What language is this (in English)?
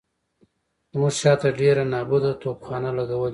Pashto